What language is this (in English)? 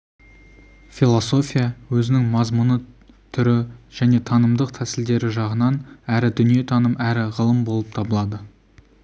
Kazakh